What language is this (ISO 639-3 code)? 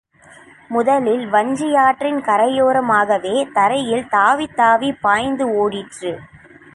tam